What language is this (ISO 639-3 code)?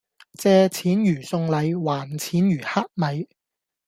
yue